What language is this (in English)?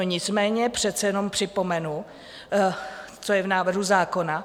Czech